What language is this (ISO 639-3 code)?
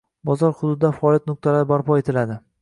uzb